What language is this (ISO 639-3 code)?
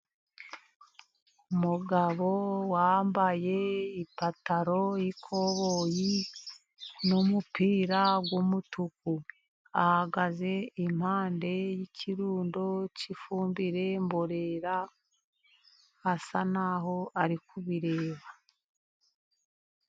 kin